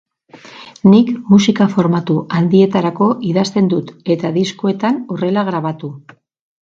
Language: Basque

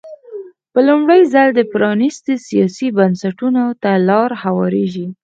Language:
Pashto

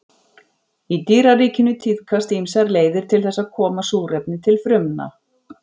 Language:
Icelandic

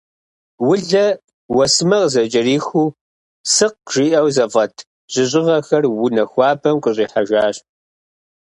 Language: Kabardian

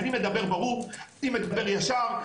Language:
Hebrew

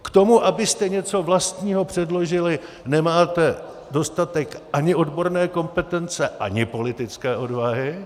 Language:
Czech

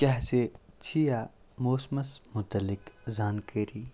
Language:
Kashmiri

